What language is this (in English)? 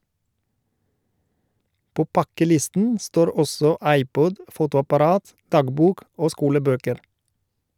Norwegian